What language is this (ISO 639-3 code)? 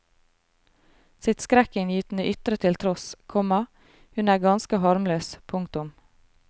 nor